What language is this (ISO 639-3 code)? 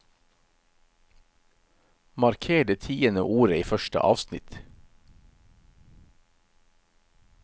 nor